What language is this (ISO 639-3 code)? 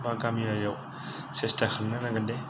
brx